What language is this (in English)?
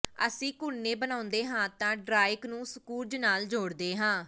Punjabi